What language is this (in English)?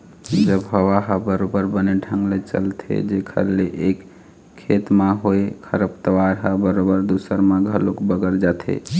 Chhattisgarhi